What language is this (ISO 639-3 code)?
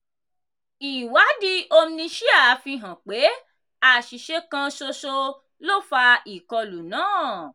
yor